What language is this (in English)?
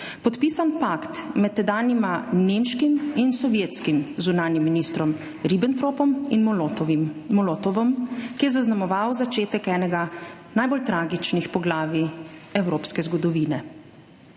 Slovenian